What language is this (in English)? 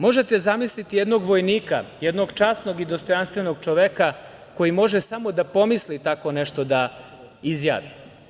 Serbian